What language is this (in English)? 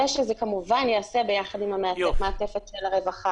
Hebrew